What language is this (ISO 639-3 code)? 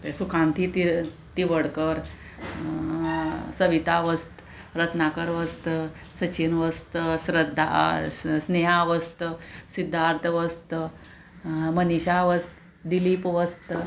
kok